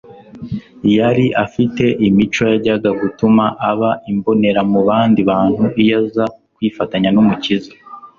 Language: Kinyarwanda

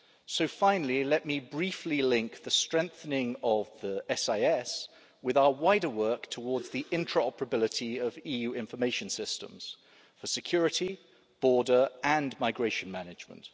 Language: English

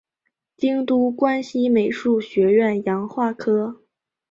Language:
Chinese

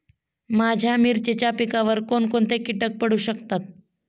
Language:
Marathi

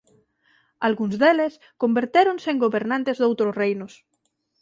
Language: Galician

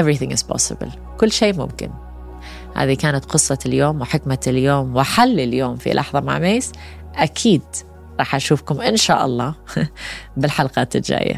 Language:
Arabic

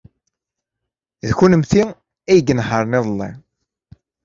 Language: Kabyle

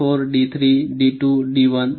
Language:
Marathi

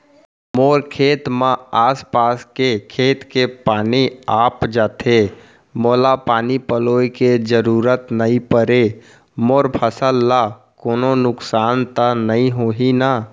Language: Chhattisgarhi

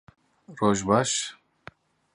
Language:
Kurdish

